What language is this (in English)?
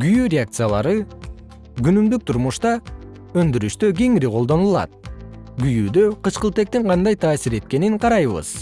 Kyrgyz